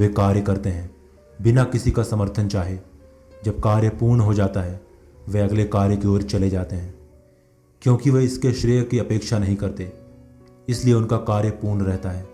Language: Hindi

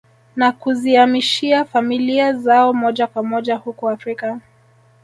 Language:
Swahili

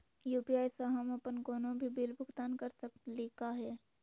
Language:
Magahi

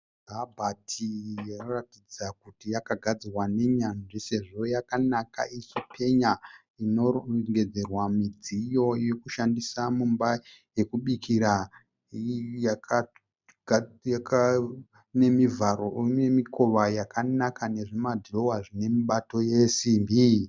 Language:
Shona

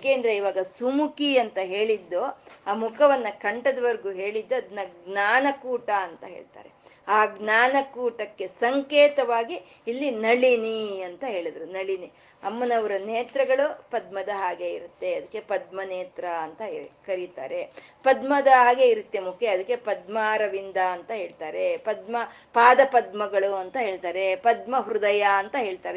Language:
Kannada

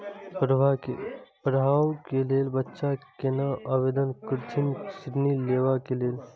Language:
Maithili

